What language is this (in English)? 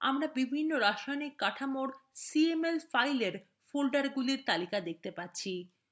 Bangla